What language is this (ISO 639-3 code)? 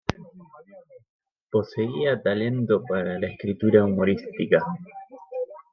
spa